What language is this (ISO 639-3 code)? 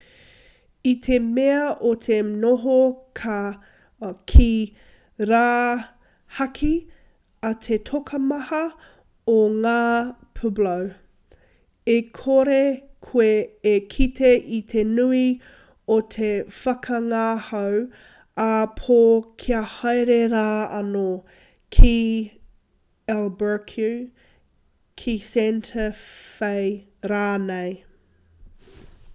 mri